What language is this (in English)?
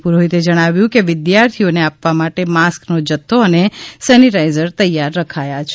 Gujarati